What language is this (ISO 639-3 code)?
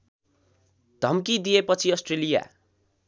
nep